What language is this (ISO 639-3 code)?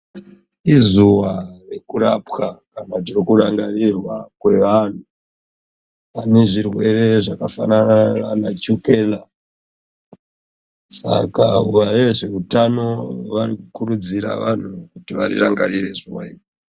ndc